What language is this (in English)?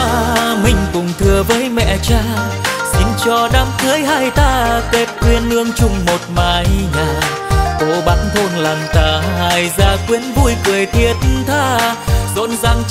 Vietnamese